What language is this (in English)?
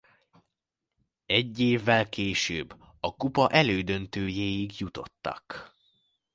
Hungarian